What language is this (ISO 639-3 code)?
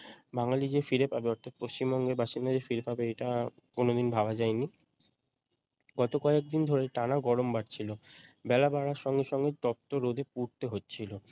ben